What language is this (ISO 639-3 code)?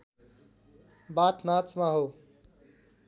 nep